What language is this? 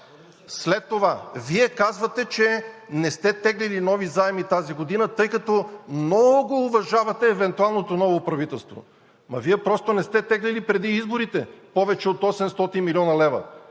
Bulgarian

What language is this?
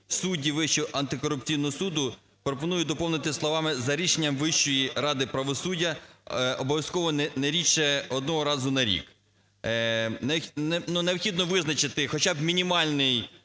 Ukrainian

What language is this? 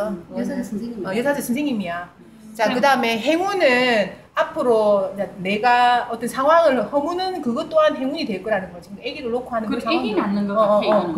Korean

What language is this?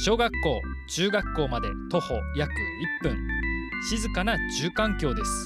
Japanese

